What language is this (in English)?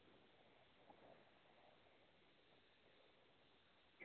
Hindi